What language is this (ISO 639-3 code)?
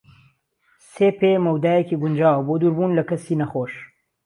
ckb